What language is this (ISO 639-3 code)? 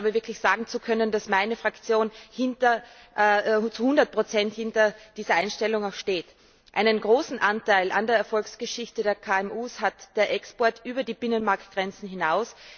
deu